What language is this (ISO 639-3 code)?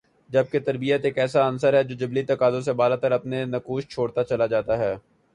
urd